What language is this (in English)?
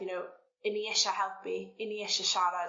Welsh